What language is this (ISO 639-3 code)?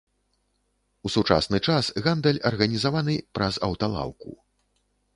bel